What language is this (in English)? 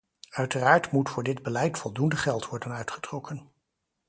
Dutch